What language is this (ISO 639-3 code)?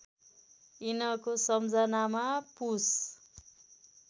nep